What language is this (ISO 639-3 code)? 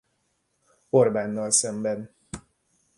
hun